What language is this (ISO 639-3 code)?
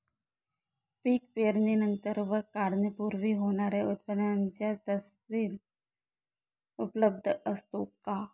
mar